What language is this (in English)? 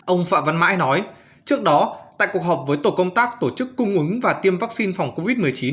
Vietnamese